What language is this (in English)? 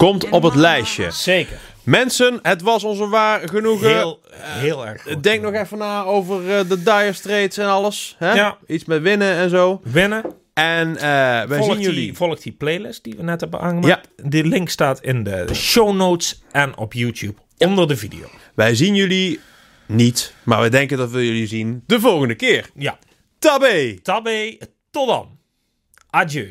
Dutch